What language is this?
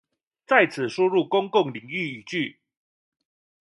Chinese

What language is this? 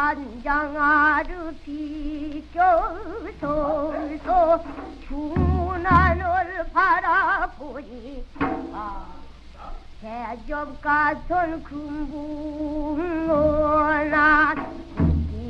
Korean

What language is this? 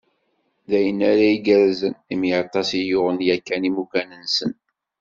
Kabyle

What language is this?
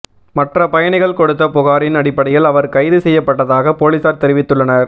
Tamil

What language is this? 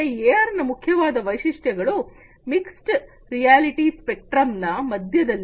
Kannada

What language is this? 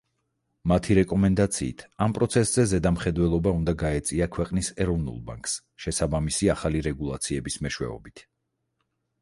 Georgian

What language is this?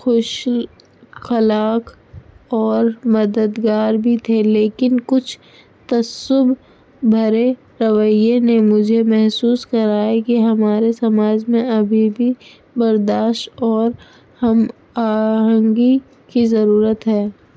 Urdu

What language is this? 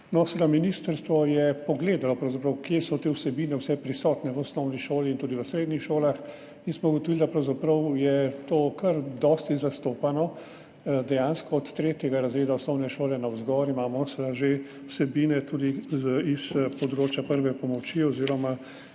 Slovenian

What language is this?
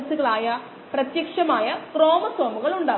Malayalam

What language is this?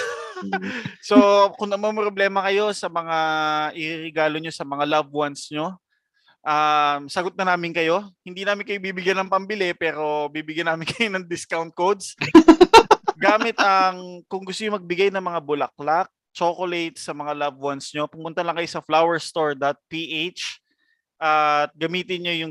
Filipino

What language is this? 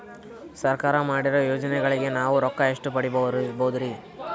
Kannada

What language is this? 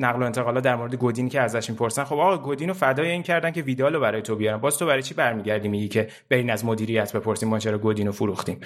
Persian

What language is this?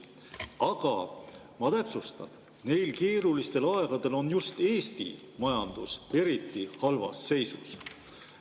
Estonian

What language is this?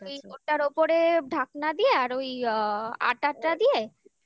Bangla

